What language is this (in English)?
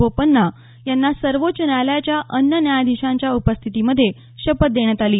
Marathi